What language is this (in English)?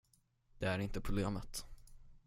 Swedish